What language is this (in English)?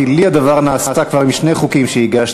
Hebrew